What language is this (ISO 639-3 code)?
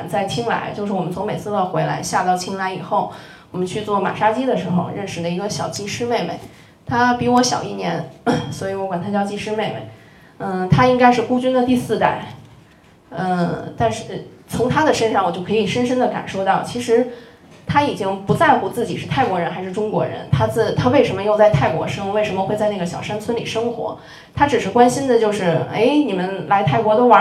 zho